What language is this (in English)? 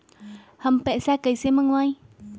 Magahi